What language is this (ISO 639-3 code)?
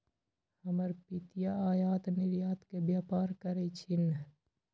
mag